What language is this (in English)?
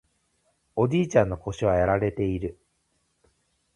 Japanese